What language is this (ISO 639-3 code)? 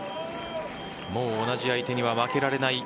jpn